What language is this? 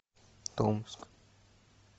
Russian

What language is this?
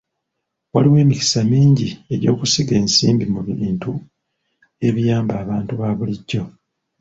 Ganda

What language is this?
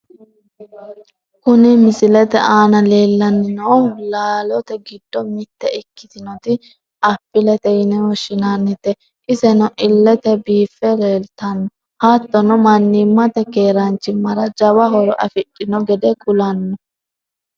Sidamo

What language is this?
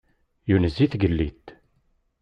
Kabyle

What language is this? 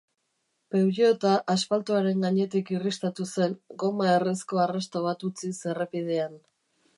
Basque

